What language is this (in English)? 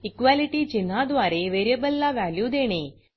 Marathi